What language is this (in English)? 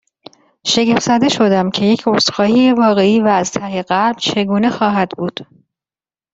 Persian